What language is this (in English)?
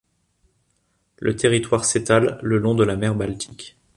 French